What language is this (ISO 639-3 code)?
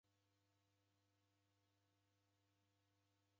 dav